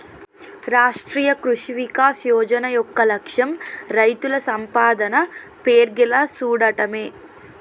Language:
Telugu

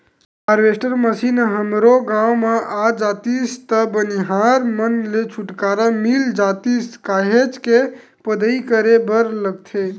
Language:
Chhattisgarhi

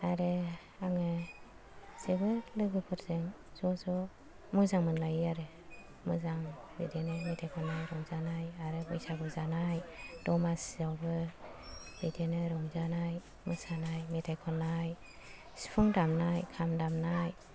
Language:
Bodo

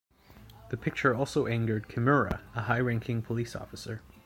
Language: English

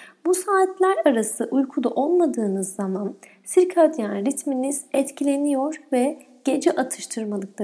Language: Turkish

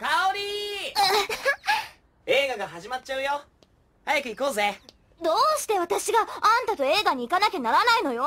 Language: Japanese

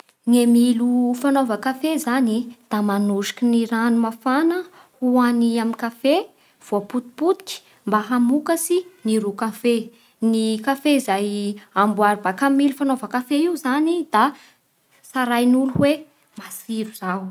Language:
Bara Malagasy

